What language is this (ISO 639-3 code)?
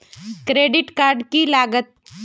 mag